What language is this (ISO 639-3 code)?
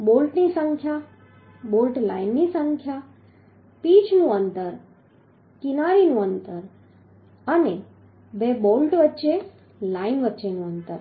guj